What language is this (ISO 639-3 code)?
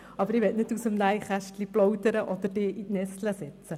gsw